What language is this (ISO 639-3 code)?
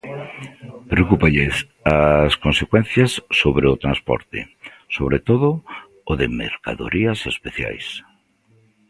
glg